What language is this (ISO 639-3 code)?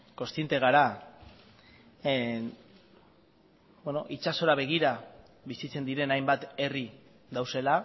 eus